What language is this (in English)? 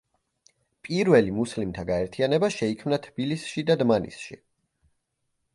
Georgian